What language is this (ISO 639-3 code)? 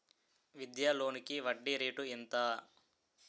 tel